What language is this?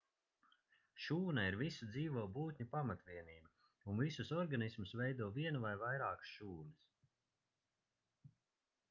Latvian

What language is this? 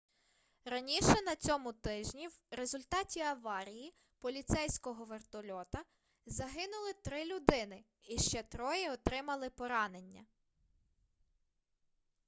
Ukrainian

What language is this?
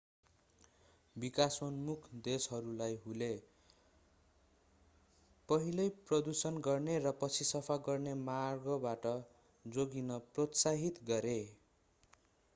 Nepali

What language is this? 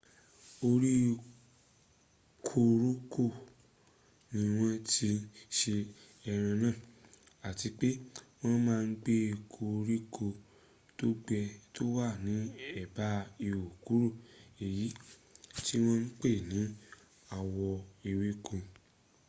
Yoruba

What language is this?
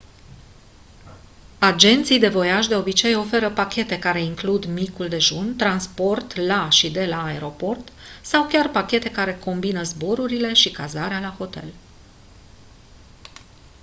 Romanian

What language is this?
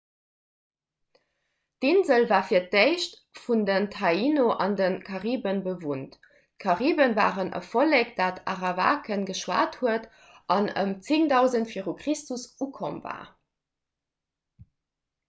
Luxembourgish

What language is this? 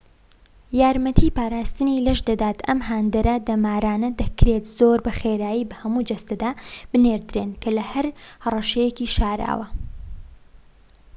Central Kurdish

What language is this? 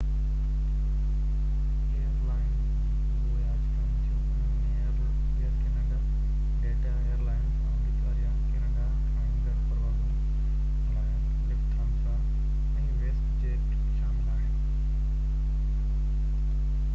Sindhi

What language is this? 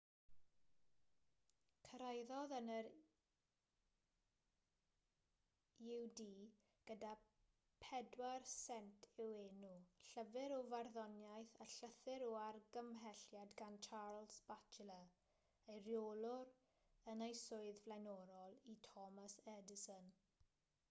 Welsh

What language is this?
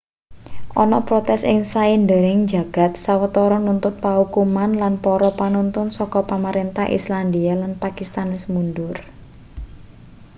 Javanese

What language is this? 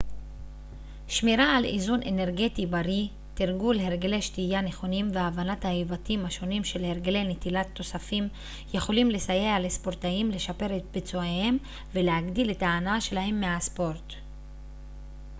Hebrew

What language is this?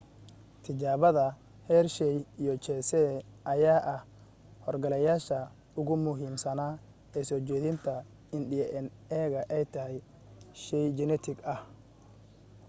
Somali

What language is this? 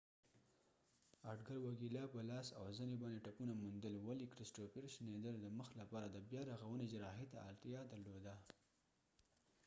Pashto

